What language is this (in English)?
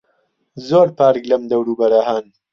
Central Kurdish